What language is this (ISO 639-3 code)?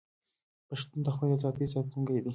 pus